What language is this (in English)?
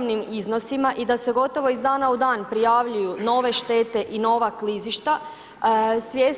Croatian